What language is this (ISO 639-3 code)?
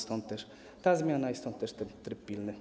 pol